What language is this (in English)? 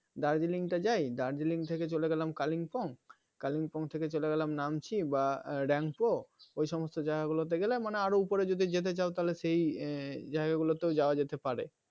Bangla